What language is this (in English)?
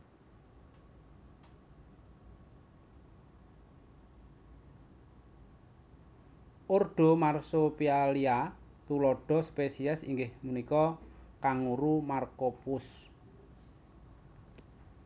Javanese